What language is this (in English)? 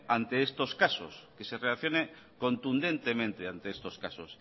Spanish